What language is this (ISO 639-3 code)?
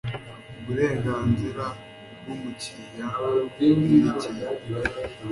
kin